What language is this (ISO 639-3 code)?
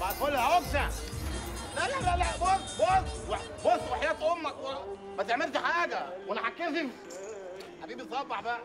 ara